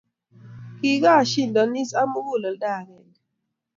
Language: Kalenjin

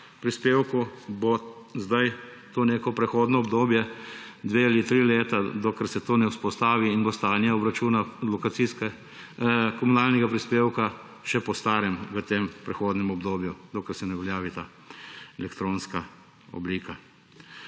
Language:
Slovenian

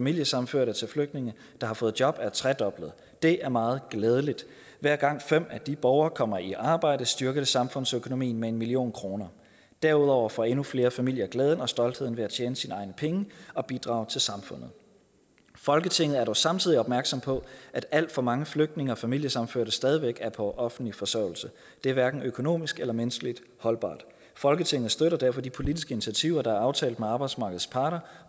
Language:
Danish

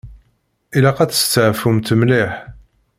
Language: Kabyle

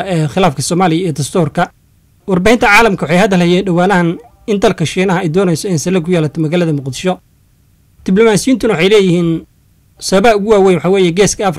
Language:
Arabic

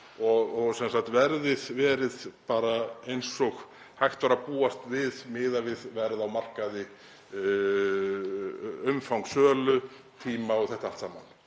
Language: Icelandic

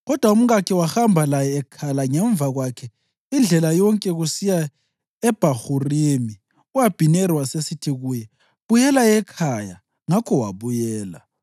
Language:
North Ndebele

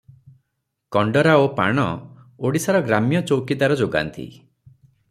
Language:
Odia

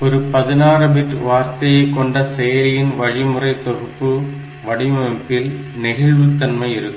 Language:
Tamil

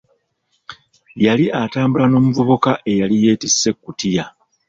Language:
Ganda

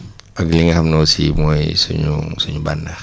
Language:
Wolof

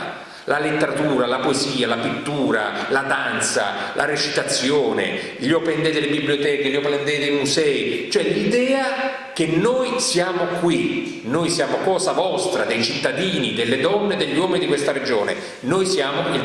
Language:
Italian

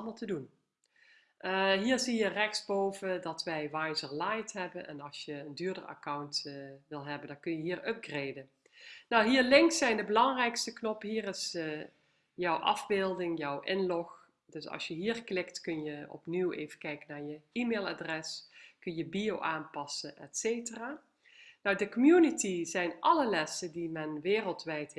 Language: Dutch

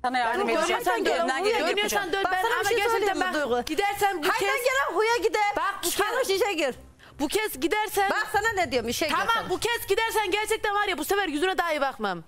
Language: Turkish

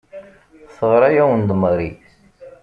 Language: Kabyle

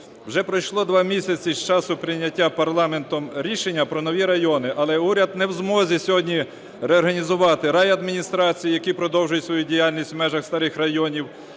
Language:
Ukrainian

